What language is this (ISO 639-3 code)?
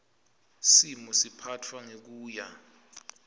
ssw